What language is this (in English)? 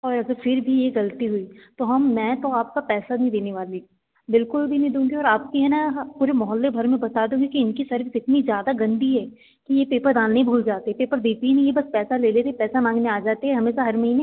Hindi